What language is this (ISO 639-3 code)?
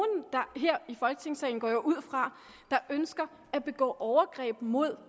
dan